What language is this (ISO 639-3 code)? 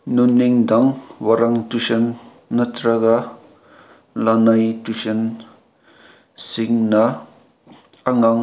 mni